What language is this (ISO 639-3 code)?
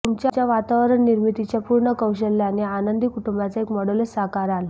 mar